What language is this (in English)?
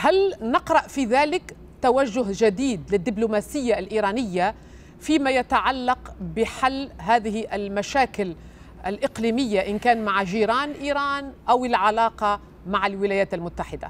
Arabic